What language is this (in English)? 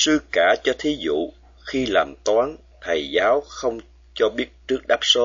Vietnamese